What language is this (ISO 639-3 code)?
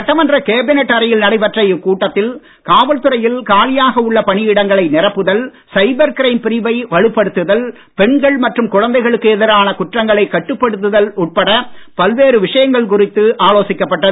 tam